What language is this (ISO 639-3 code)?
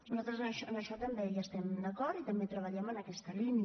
cat